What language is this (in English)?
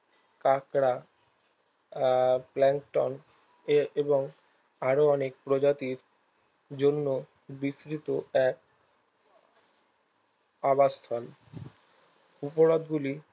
Bangla